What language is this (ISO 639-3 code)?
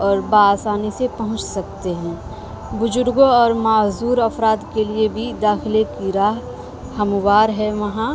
urd